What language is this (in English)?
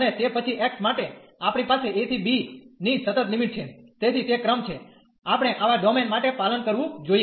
Gujarati